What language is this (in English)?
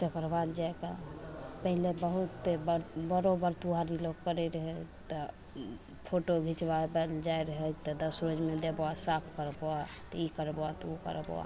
Maithili